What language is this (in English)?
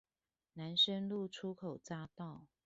Chinese